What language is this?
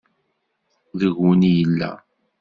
Kabyle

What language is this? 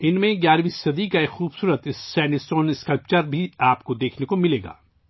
Urdu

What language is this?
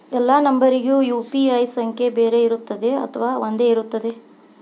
Kannada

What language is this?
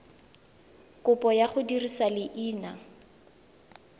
Tswana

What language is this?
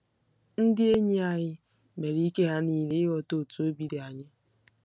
Igbo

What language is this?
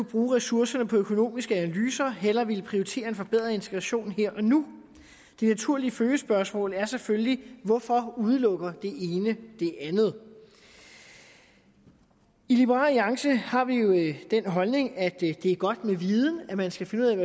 Danish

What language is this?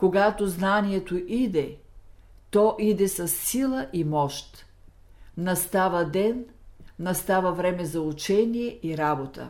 Bulgarian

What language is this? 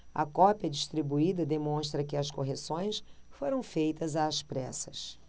Portuguese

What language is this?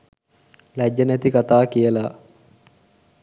Sinhala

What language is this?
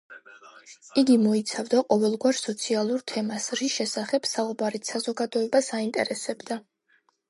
Georgian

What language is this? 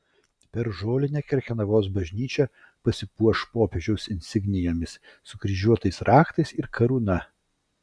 Lithuanian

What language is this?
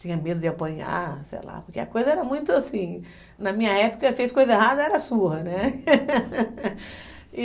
Portuguese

